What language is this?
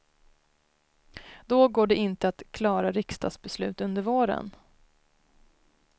Swedish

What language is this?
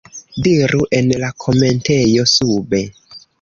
Esperanto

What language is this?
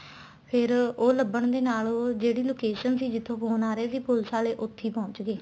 Punjabi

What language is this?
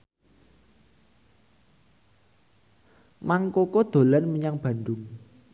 Javanese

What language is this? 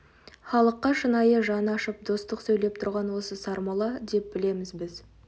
Kazakh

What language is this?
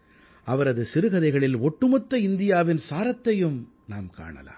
Tamil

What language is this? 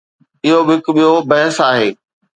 Sindhi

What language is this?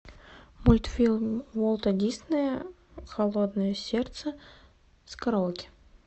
Russian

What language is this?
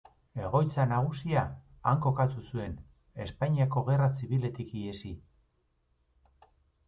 Basque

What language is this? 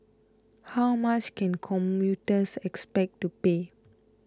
English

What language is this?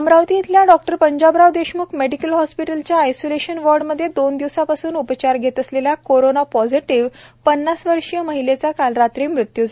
Marathi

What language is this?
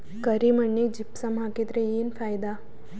Kannada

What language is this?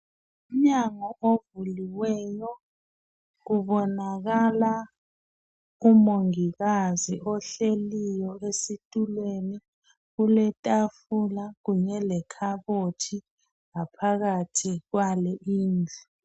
North Ndebele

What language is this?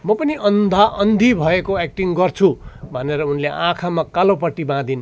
Nepali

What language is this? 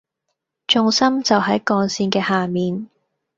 Cantonese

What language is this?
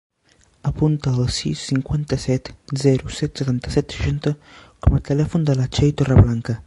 Catalan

